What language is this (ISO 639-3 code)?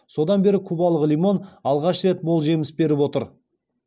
kaz